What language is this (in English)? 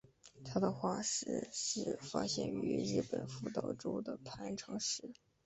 Chinese